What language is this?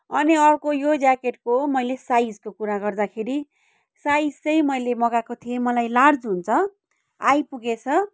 Nepali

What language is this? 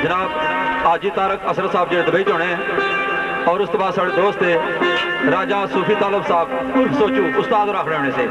Punjabi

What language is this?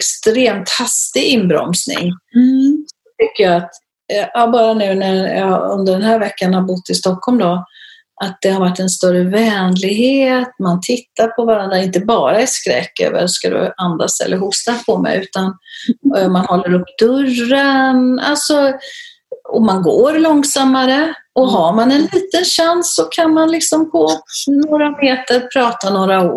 Swedish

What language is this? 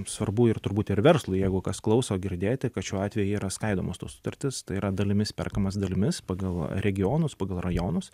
Lithuanian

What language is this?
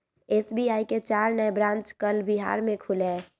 Magahi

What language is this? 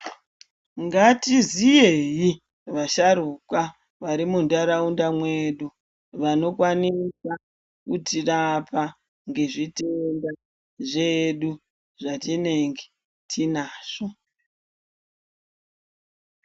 Ndau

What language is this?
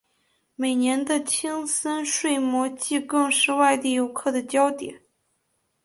Chinese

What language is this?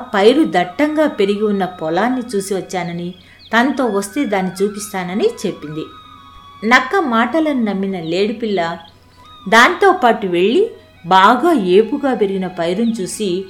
Telugu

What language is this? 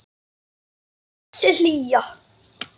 Icelandic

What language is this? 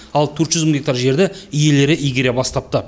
Kazakh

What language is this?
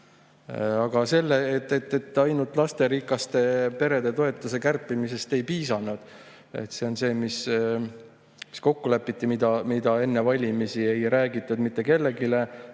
Estonian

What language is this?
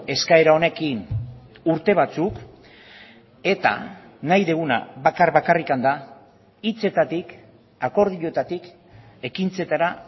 Basque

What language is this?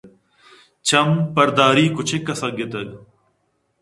Eastern Balochi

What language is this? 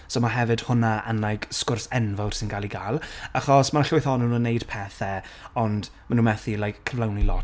Welsh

